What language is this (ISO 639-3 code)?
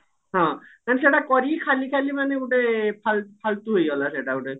ori